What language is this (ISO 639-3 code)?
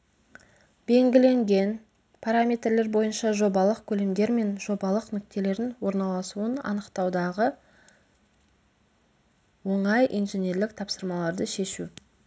kaz